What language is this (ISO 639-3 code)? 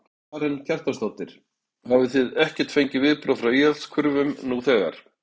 isl